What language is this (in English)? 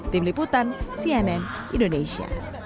Indonesian